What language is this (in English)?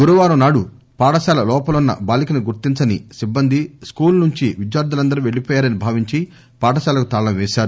Telugu